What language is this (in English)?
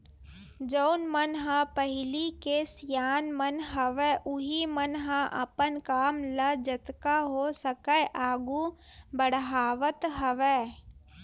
Chhattisgarhi